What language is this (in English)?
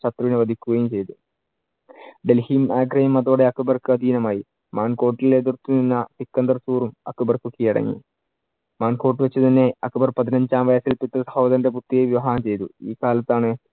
Malayalam